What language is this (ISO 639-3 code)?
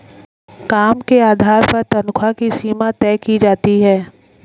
hin